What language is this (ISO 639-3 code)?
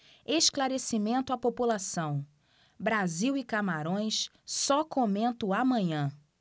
por